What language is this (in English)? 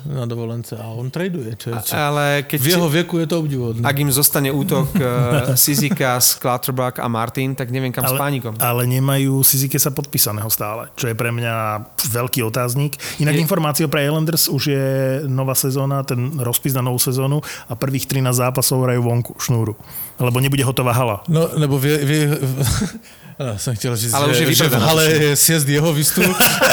Slovak